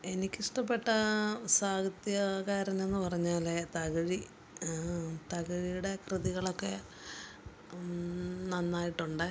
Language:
Malayalam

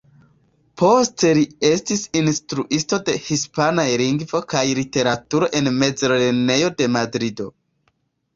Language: Esperanto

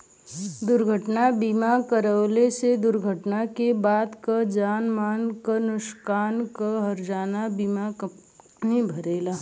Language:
Bhojpuri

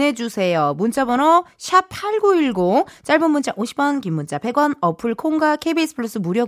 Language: Korean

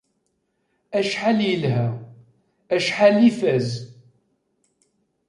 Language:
Kabyle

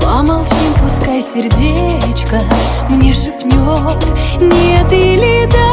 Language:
Russian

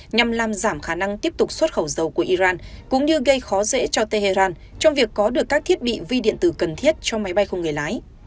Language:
Vietnamese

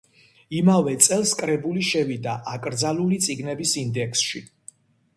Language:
Georgian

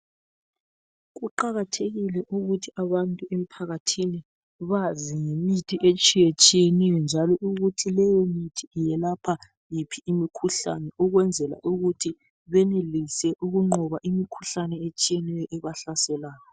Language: North Ndebele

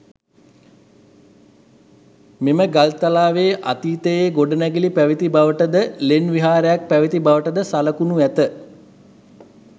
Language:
Sinhala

